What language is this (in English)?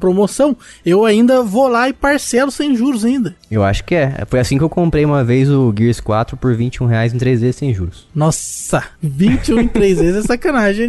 Portuguese